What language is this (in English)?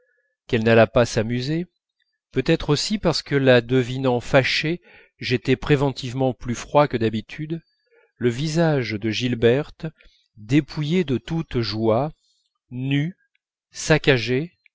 French